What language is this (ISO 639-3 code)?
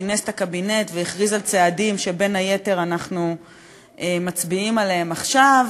heb